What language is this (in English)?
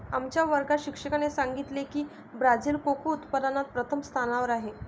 Marathi